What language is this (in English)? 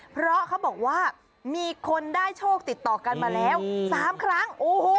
Thai